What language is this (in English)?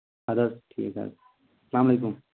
Kashmiri